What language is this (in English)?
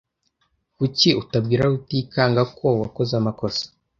Kinyarwanda